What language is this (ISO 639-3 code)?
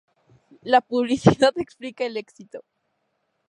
spa